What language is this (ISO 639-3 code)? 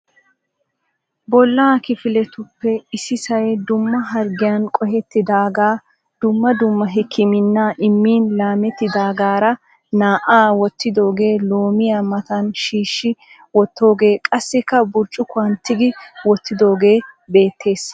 wal